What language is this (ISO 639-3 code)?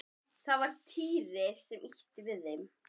isl